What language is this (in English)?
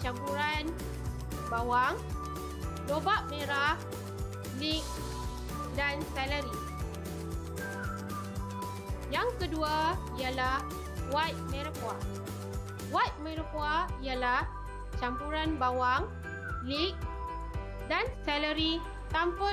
Malay